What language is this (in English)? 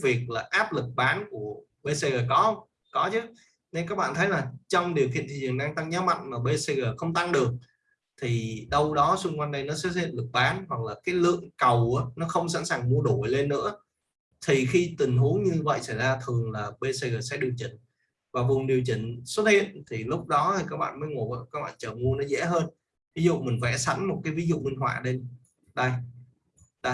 Vietnamese